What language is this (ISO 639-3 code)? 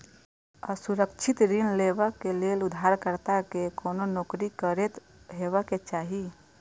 mai